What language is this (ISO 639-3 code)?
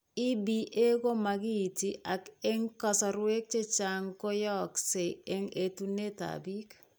kln